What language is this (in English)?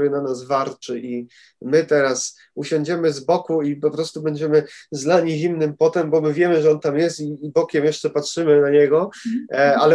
Polish